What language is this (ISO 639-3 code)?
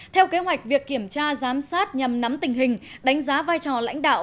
vie